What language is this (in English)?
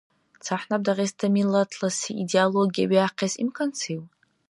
Dargwa